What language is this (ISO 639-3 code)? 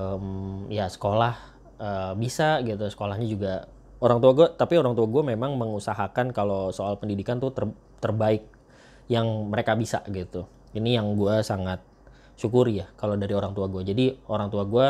ind